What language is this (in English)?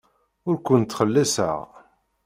Kabyle